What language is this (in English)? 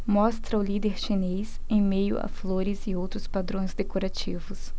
Portuguese